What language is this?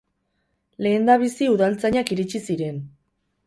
Basque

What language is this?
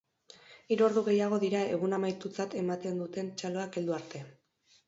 Basque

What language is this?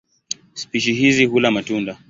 Swahili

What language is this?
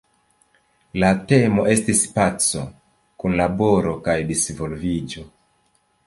Esperanto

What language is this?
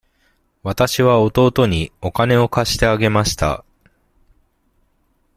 Japanese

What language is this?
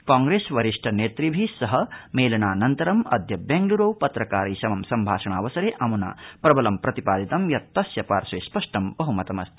Sanskrit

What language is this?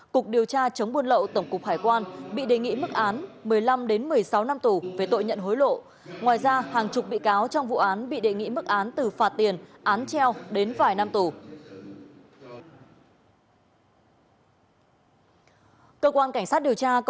Vietnamese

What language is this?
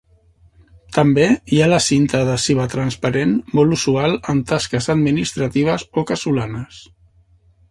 Catalan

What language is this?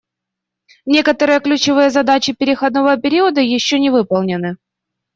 Russian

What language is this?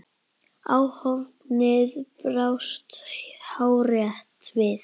Icelandic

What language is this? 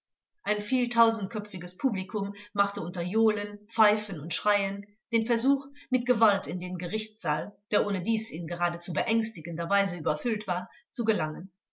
German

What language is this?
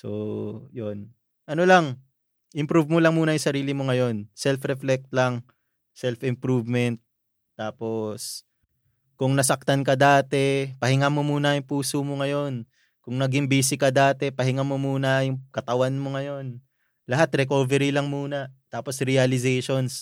Filipino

